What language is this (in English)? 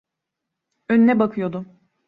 Turkish